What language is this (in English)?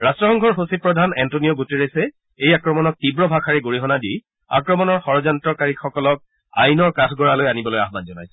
Assamese